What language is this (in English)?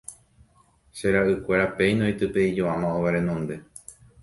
Guarani